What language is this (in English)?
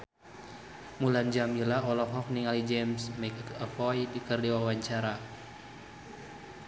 Sundanese